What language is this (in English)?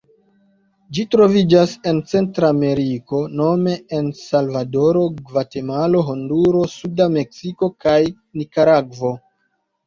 Esperanto